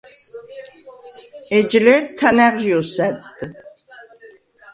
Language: Svan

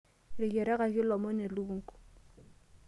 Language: Masai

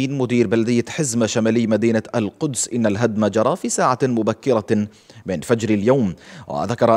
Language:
Arabic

